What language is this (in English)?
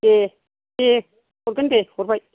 Bodo